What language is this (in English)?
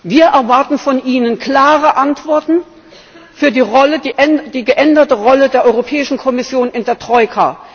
German